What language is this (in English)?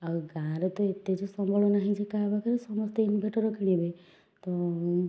Odia